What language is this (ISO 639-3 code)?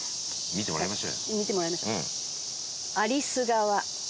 jpn